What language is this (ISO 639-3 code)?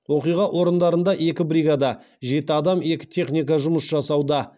kaz